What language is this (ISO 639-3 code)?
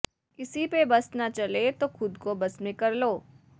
pan